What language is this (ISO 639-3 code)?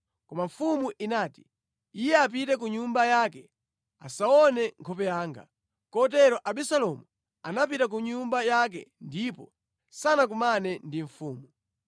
nya